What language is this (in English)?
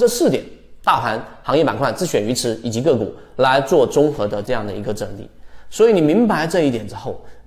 Chinese